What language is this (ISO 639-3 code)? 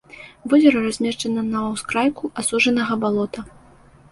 bel